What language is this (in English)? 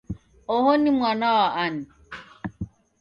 Taita